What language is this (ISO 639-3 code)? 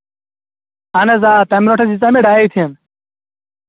kas